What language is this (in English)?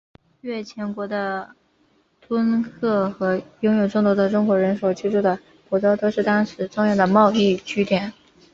Chinese